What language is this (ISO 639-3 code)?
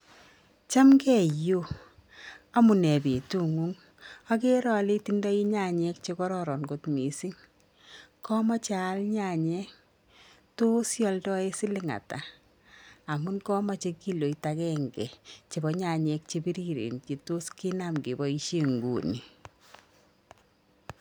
kln